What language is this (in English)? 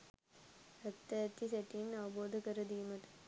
Sinhala